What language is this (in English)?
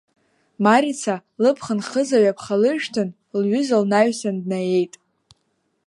Abkhazian